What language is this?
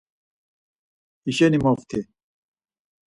Laz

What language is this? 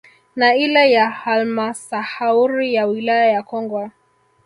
Swahili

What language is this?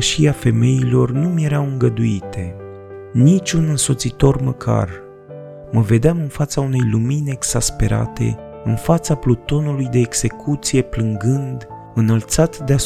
Romanian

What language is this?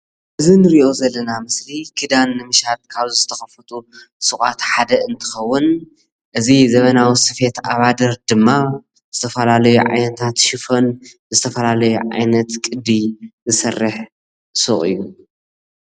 Tigrinya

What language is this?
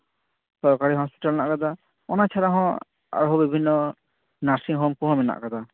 Santali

